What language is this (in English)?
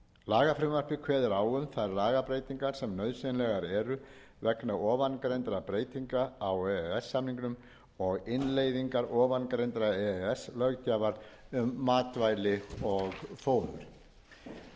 Icelandic